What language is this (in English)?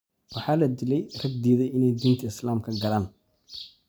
Somali